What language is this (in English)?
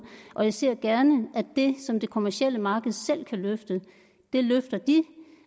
Danish